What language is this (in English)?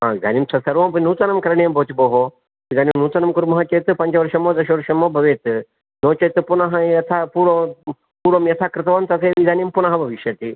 Sanskrit